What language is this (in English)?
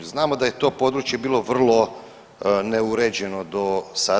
Croatian